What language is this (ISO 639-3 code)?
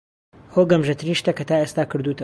ckb